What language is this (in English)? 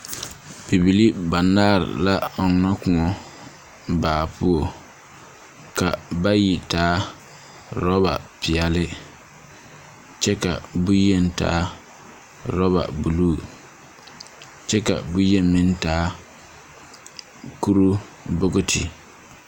Southern Dagaare